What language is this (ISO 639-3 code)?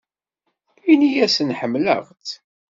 kab